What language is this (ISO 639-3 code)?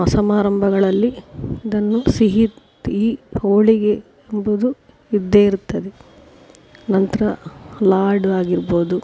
kan